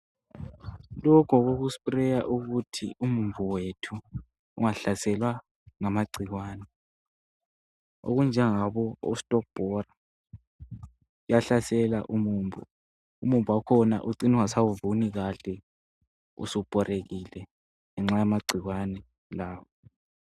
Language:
North Ndebele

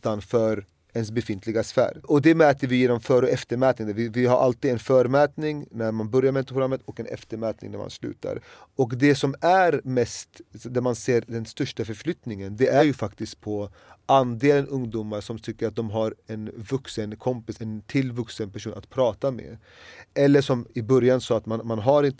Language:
Swedish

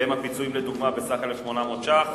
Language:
Hebrew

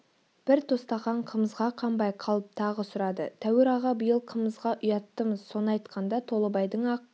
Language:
Kazakh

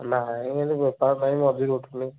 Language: Odia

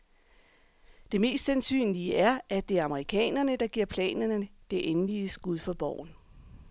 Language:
Danish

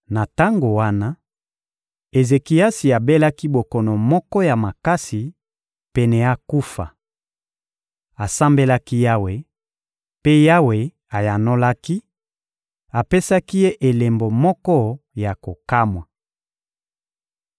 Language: Lingala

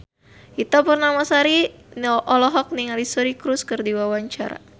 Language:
Sundanese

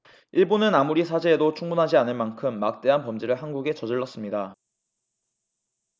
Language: Korean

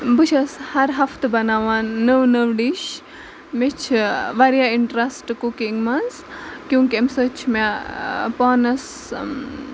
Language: Kashmiri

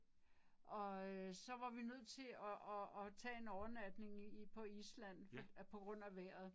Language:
Danish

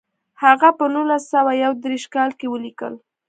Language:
Pashto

